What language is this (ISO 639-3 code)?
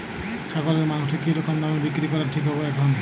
ben